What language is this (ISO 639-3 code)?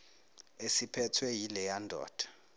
zul